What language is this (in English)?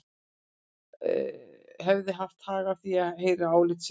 Icelandic